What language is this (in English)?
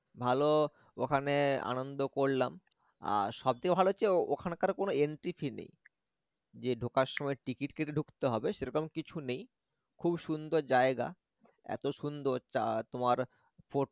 Bangla